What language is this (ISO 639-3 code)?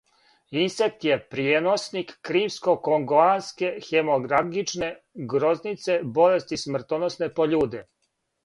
srp